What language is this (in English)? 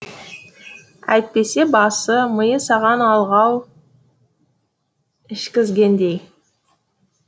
Kazakh